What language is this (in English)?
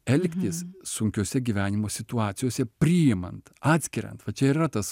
Lithuanian